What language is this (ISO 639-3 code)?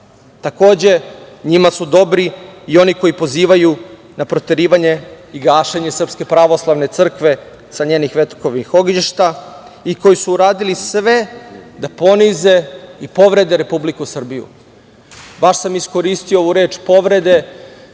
srp